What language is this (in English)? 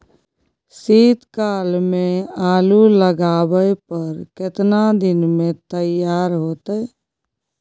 Maithili